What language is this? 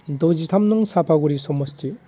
Bodo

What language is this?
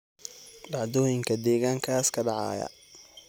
Somali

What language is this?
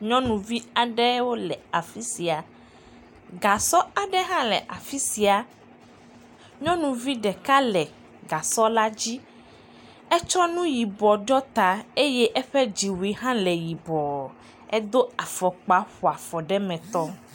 Ewe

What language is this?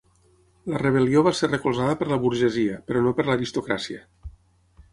Catalan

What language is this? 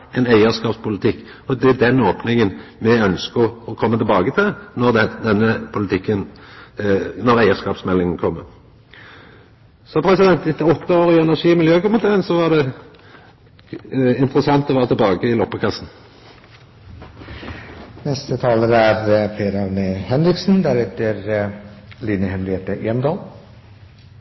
Norwegian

